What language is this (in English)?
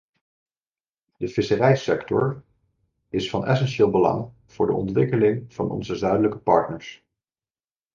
Dutch